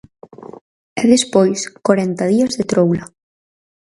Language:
Galician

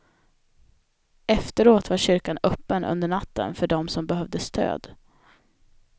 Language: Swedish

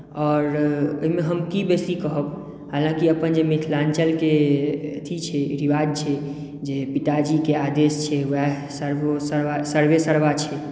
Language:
Maithili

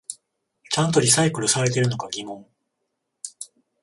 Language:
Japanese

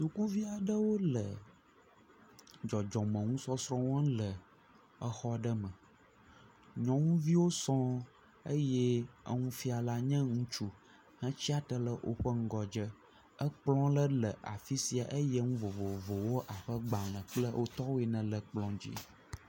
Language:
Ewe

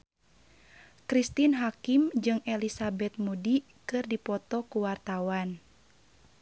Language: Sundanese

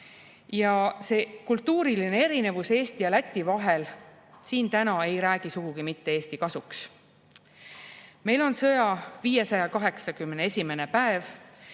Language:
Estonian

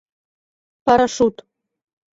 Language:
Mari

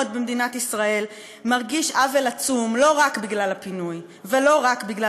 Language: Hebrew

